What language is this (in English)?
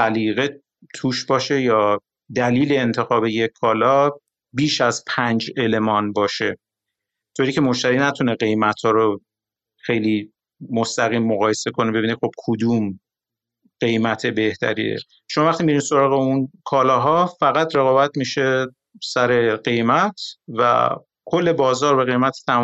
Persian